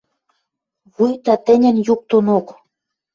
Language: Western Mari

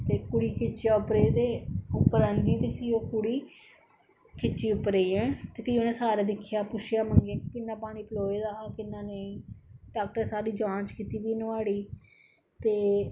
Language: Dogri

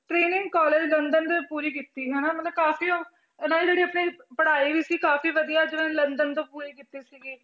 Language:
Punjabi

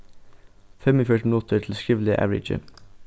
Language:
Faroese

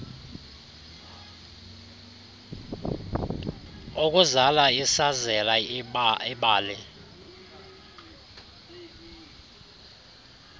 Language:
Xhosa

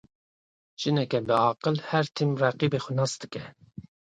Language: Kurdish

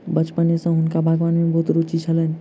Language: Maithili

